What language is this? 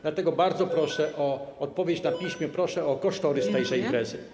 Polish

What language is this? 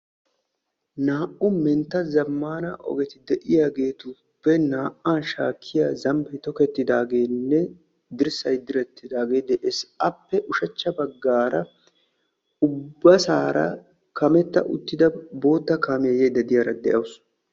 Wolaytta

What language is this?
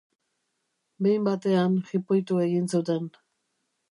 Basque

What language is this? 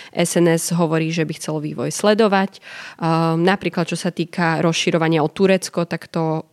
Slovak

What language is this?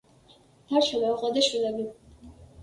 Georgian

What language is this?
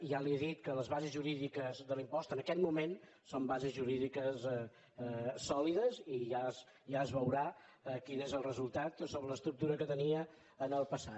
Catalan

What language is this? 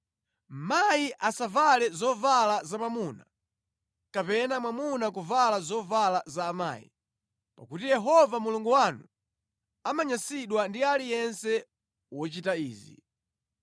Nyanja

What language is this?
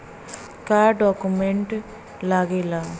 Bhojpuri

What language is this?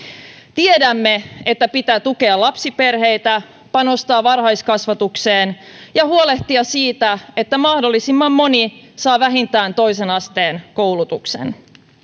Finnish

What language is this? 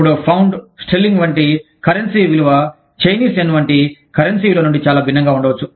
Telugu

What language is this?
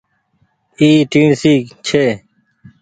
Goaria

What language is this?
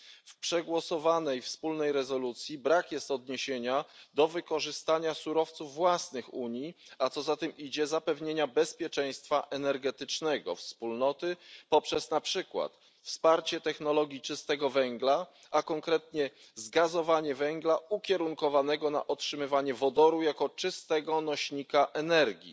Polish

